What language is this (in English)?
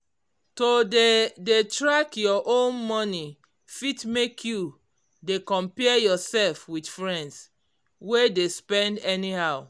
Nigerian Pidgin